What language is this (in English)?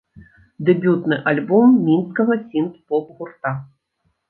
Belarusian